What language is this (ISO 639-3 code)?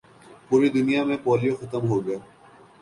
urd